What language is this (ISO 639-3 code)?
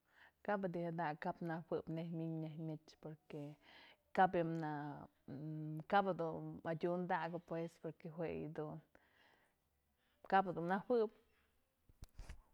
mzl